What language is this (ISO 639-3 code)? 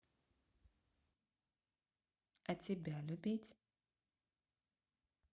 rus